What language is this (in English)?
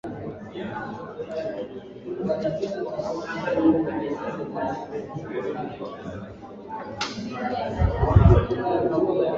Swahili